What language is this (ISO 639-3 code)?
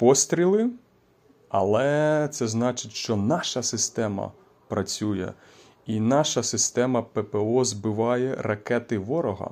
ukr